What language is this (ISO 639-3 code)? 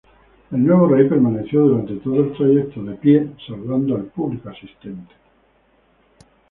spa